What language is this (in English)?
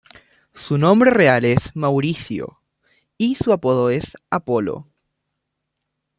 Spanish